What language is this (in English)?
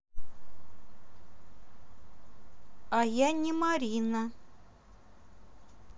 Russian